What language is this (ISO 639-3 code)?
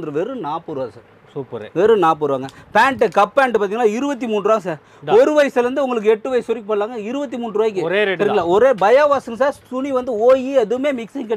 tam